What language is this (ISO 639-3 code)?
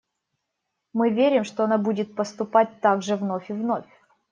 rus